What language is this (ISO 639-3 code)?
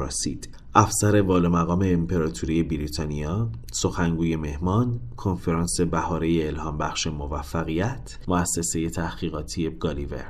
fas